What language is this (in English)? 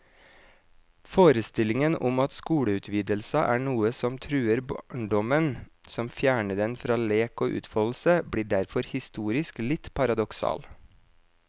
Norwegian